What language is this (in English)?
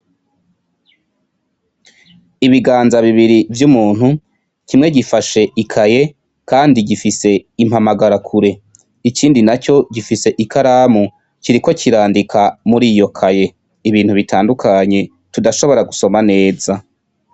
Rundi